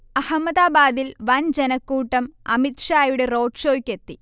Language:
Malayalam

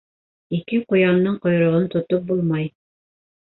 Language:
Bashkir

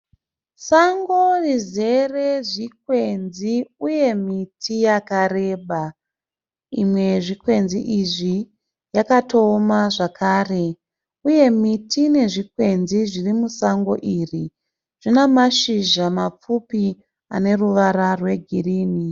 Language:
Shona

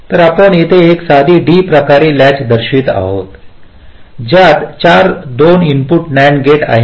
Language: Marathi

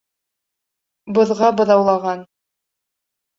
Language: Bashkir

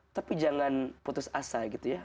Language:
Indonesian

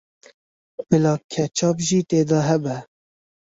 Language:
Kurdish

